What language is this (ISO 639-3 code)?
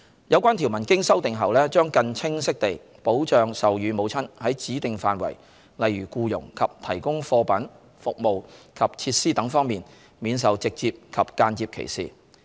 yue